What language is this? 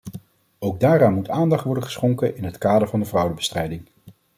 Dutch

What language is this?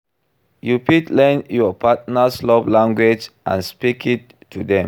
Nigerian Pidgin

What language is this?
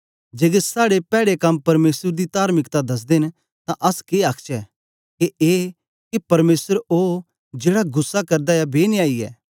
Dogri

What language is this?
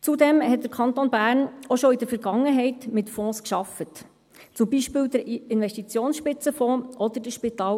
Swiss German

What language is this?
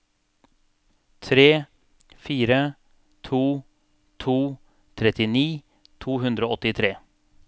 Norwegian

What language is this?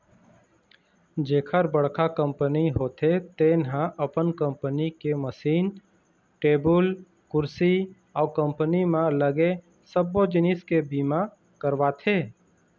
Chhattisgarhi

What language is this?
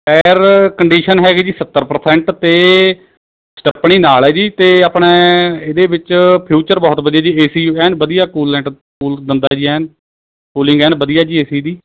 Punjabi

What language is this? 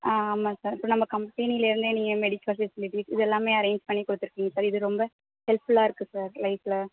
Tamil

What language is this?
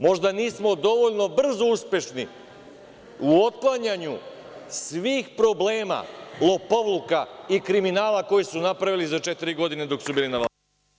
Serbian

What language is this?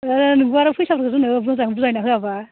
Bodo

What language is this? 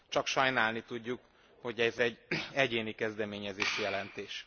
Hungarian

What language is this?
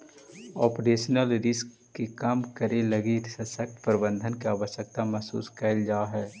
Magahi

